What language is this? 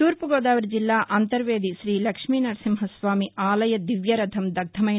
Telugu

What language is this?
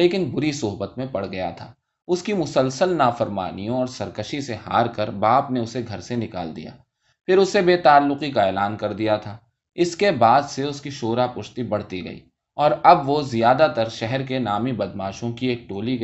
Urdu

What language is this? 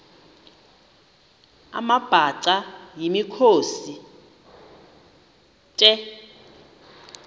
Xhosa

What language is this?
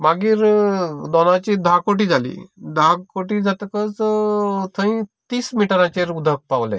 Konkani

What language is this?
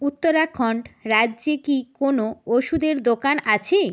Bangla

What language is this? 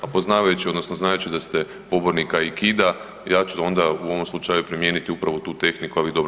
Croatian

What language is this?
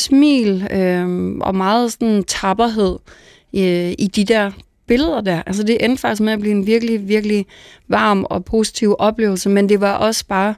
Danish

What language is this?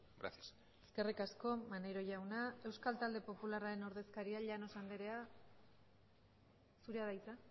Basque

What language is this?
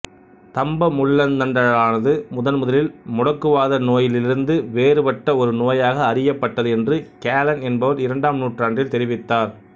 Tamil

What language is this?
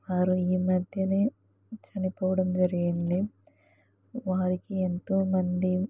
Telugu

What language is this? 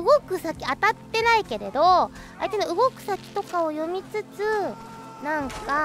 Japanese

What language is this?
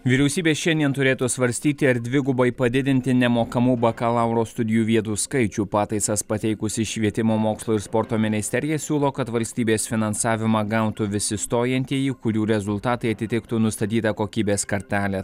Lithuanian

